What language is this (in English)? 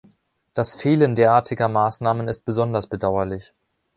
German